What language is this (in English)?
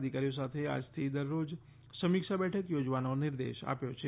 Gujarati